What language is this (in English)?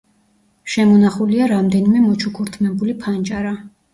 Georgian